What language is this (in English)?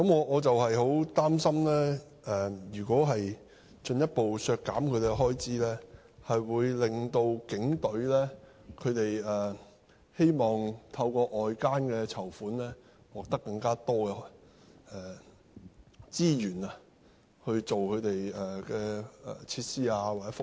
Cantonese